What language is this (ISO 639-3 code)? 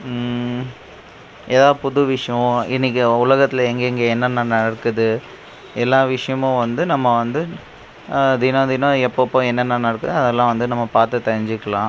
tam